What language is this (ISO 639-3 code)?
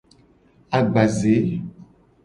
gej